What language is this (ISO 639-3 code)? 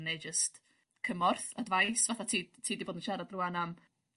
cym